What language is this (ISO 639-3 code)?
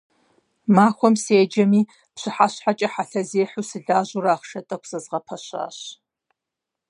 kbd